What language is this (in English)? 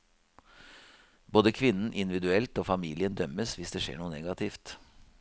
Norwegian